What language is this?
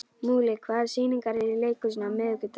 Icelandic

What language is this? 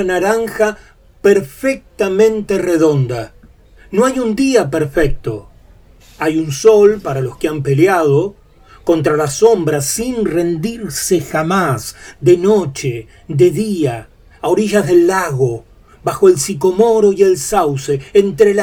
Spanish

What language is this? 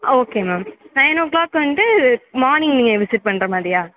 Tamil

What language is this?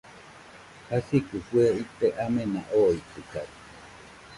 Nüpode Huitoto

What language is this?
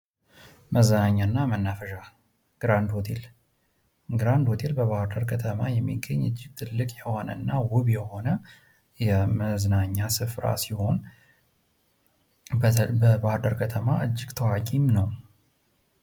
Amharic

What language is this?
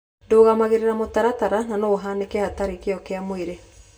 Kikuyu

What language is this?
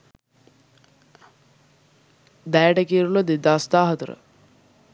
Sinhala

